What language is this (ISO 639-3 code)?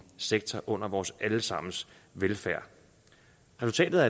dan